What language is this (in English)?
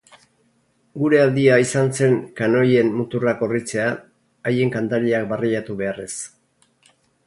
Basque